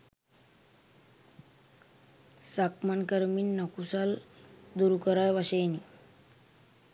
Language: Sinhala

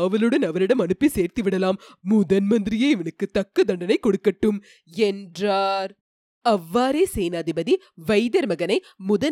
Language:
Tamil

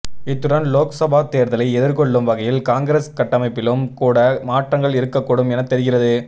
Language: Tamil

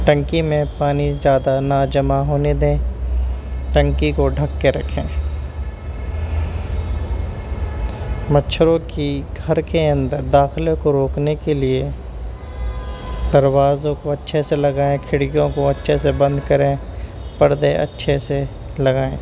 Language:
Urdu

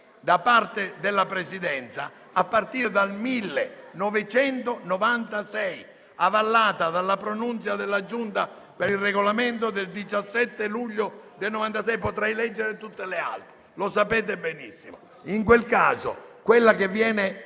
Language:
Italian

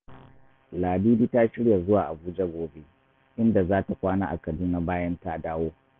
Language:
Hausa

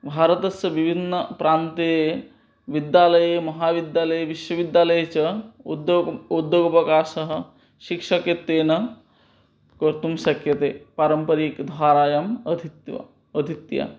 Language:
Sanskrit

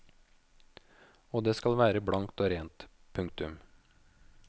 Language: Norwegian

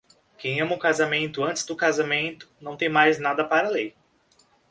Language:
Portuguese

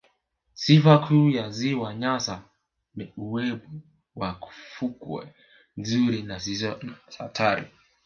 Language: Swahili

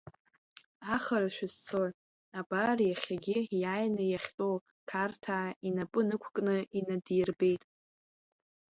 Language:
Abkhazian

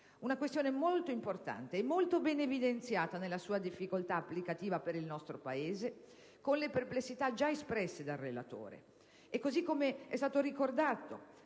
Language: Italian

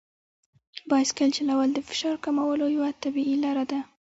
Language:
Pashto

